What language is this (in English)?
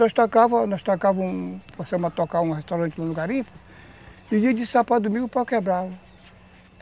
Portuguese